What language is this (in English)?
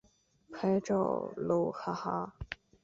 Chinese